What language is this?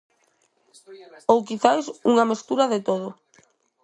Galician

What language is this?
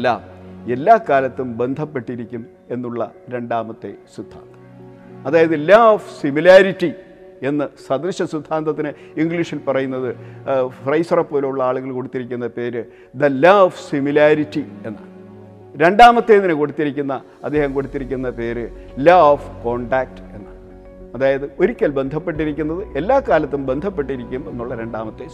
Malayalam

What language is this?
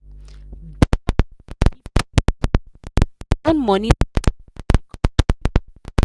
Nigerian Pidgin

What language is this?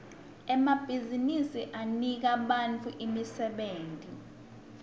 Swati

